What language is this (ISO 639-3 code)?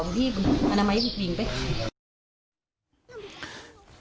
tha